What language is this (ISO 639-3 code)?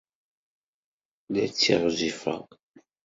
kab